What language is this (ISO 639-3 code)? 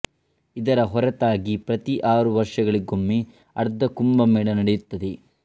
kan